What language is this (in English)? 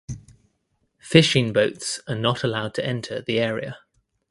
English